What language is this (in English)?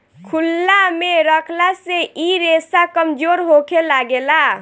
Bhojpuri